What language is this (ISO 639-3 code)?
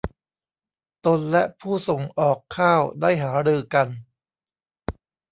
tha